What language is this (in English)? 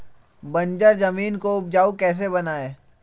Magahi